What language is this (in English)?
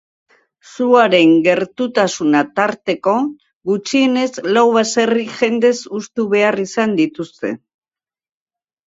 Basque